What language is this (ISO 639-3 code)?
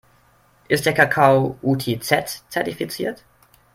deu